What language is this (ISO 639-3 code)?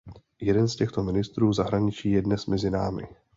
ces